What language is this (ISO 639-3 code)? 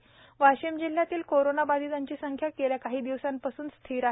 mar